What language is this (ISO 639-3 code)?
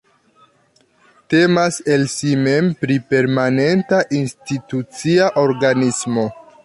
epo